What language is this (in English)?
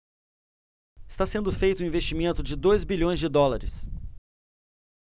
Portuguese